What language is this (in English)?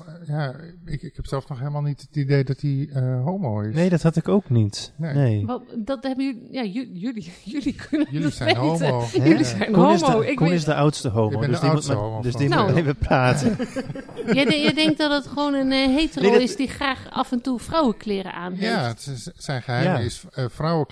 Dutch